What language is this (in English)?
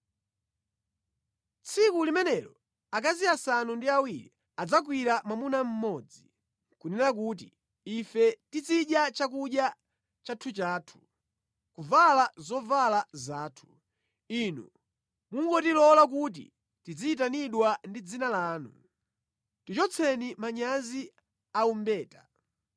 Nyanja